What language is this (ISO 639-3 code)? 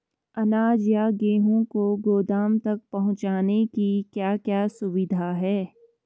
hin